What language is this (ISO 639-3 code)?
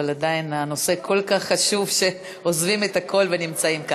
heb